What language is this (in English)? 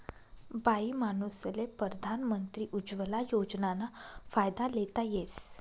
Marathi